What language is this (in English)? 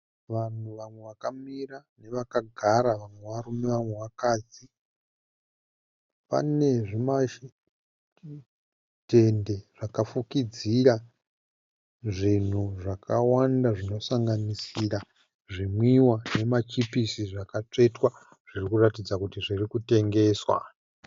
Shona